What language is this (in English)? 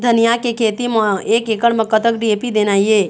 Chhattisgarhi